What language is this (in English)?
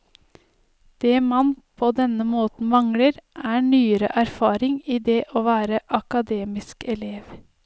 Norwegian